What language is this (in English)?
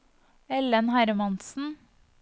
Norwegian